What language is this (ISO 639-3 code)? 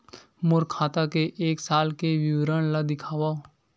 hne